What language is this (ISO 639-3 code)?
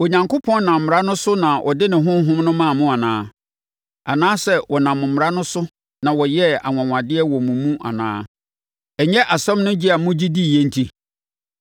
aka